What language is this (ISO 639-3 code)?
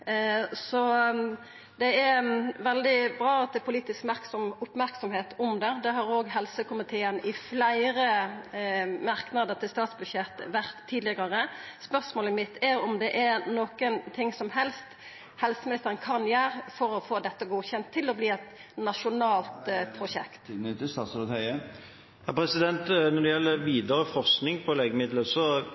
nor